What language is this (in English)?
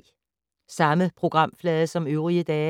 Danish